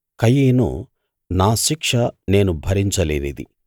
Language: Telugu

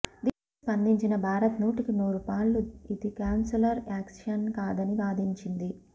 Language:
Telugu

